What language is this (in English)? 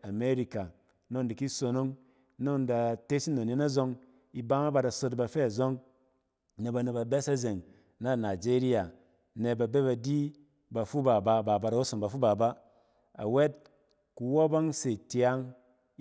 Cen